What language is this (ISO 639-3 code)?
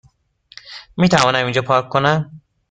fas